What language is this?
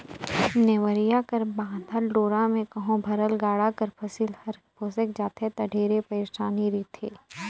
Chhattisgarhi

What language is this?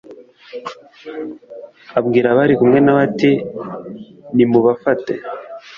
Kinyarwanda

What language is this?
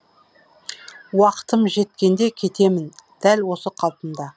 Kazakh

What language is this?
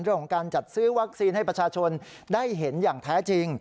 Thai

